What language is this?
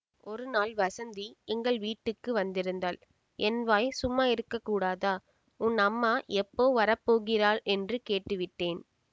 Tamil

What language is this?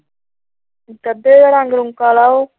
Punjabi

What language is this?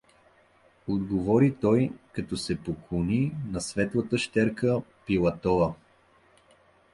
Bulgarian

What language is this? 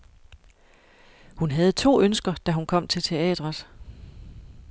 Danish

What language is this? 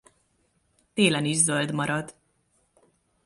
Hungarian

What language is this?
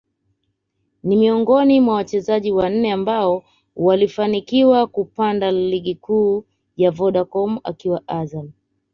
Swahili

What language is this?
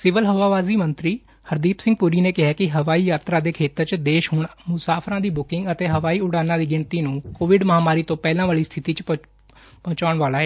Punjabi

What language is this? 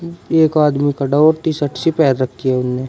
Hindi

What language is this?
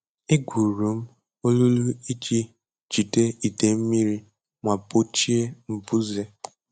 Igbo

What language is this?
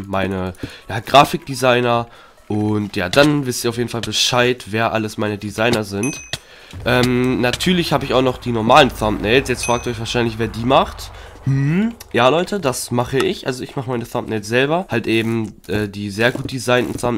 German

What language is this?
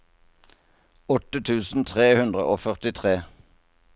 Norwegian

